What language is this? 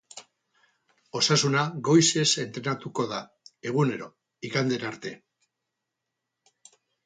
Basque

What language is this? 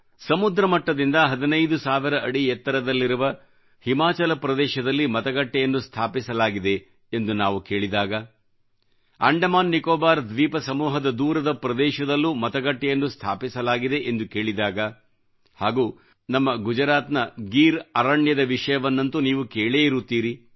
Kannada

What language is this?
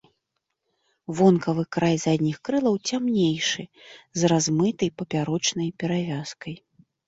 Belarusian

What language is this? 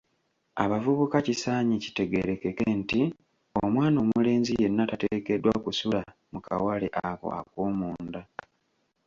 Ganda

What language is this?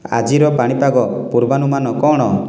Odia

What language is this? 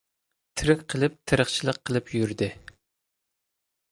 Uyghur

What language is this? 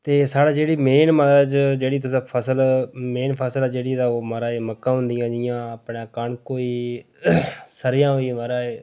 Dogri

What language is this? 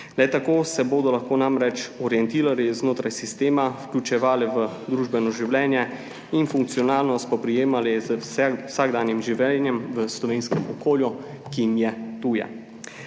Slovenian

